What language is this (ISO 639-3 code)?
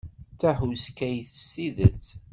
kab